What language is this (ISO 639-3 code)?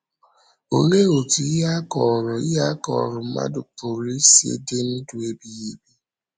ibo